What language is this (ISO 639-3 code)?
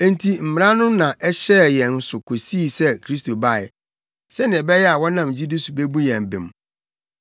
aka